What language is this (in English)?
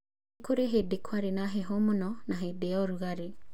Kikuyu